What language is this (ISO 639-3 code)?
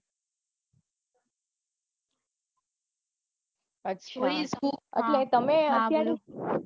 guj